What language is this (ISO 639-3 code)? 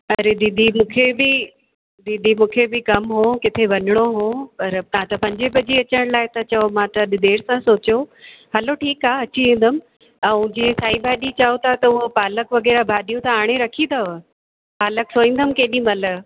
snd